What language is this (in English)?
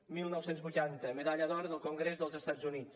Catalan